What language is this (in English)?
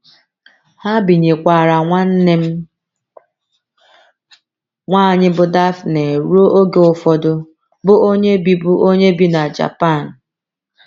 Igbo